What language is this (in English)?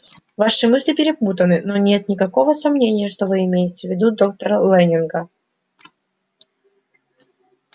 Russian